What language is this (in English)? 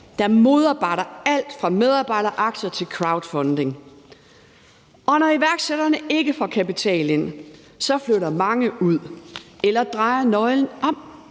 Danish